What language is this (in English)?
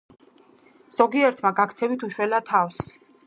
Georgian